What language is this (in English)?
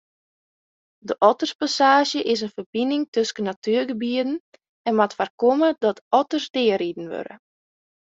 Western Frisian